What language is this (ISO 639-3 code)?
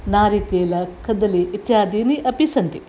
san